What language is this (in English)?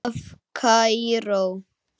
Icelandic